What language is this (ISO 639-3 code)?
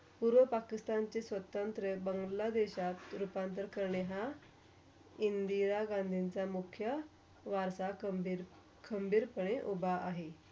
mar